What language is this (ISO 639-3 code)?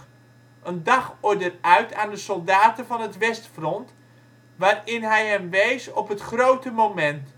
nld